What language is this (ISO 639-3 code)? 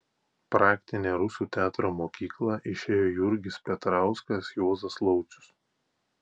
lit